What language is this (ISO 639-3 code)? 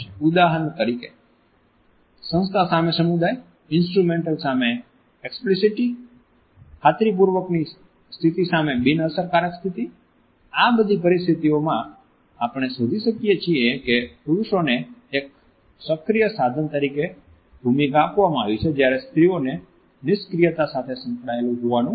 guj